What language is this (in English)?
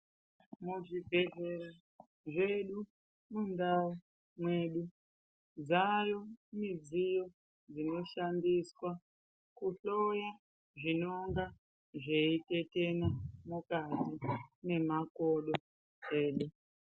Ndau